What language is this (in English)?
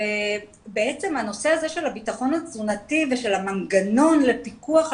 Hebrew